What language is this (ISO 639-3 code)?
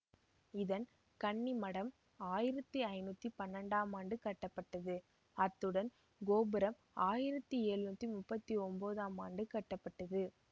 tam